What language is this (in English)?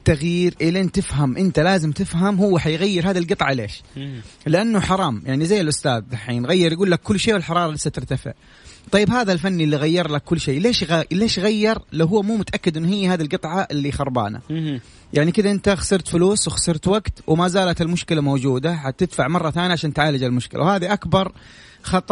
Arabic